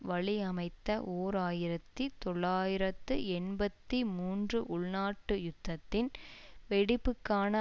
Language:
Tamil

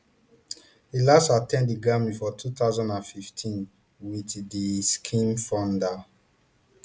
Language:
Nigerian Pidgin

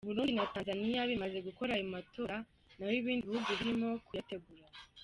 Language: Kinyarwanda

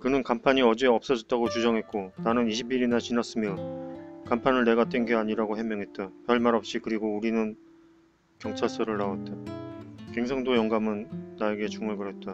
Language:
Korean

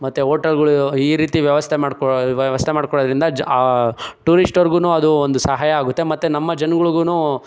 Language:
Kannada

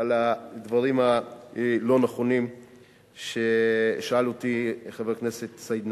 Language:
Hebrew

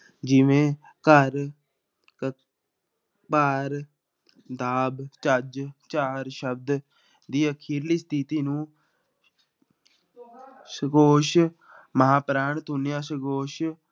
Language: Punjabi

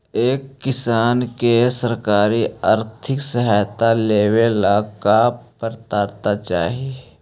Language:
Magahi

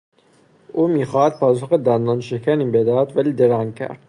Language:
Persian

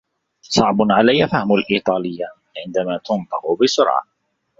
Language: Arabic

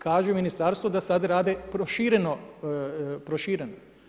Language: Croatian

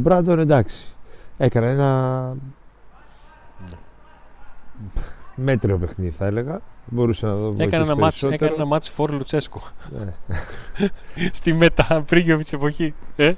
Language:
Greek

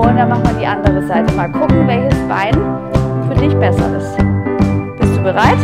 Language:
German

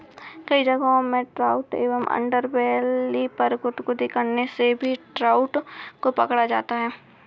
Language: Hindi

